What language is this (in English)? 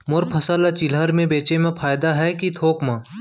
Chhattisgarhi